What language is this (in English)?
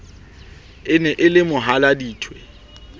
Southern Sotho